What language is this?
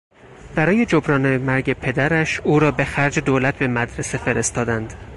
Persian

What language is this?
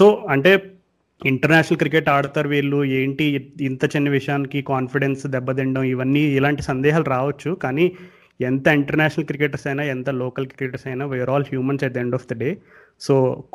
Telugu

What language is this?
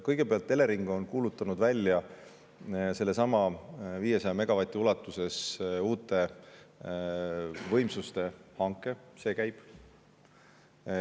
Estonian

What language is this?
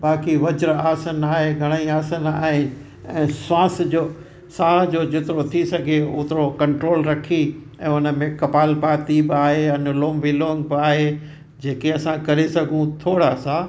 Sindhi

